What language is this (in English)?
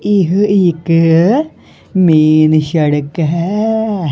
Punjabi